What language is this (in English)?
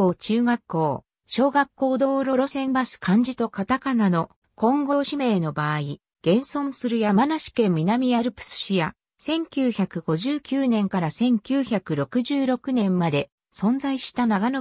Japanese